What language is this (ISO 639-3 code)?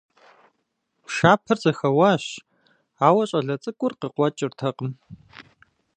kbd